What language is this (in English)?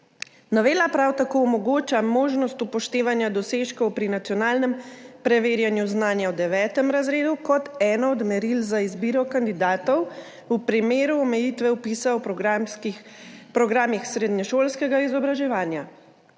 Slovenian